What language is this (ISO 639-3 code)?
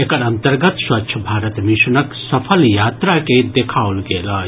mai